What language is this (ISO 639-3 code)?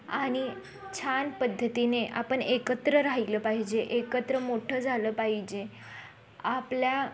mar